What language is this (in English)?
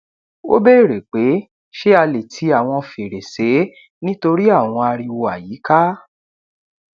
Yoruba